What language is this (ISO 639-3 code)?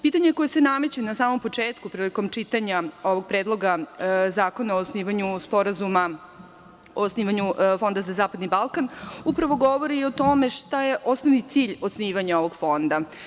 srp